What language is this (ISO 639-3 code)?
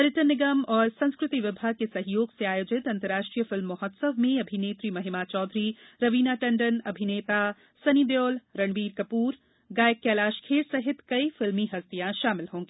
hin